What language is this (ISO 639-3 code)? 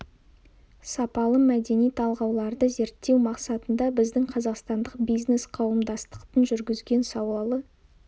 kaz